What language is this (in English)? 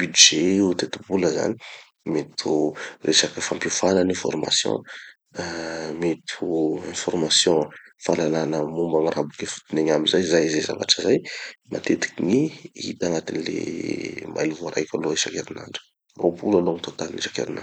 Tanosy Malagasy